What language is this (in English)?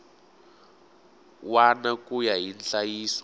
Tsonga